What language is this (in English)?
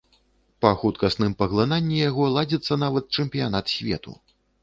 Belarusian